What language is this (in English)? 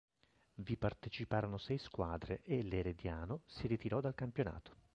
Italian